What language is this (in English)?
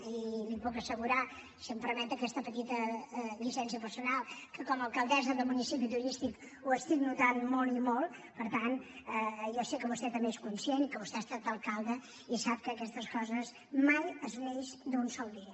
Catalan